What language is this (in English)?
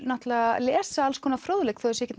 Icelandic